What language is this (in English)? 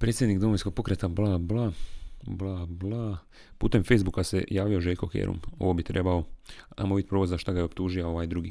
Croatian